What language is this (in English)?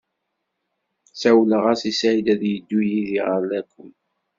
Kabyle